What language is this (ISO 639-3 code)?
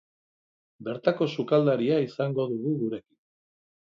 eus